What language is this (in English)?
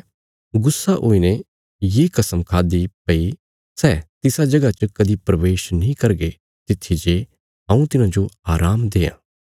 Bilaspuri